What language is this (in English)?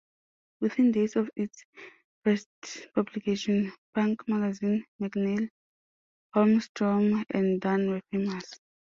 English